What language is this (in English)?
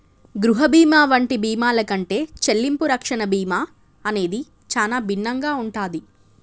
Telugu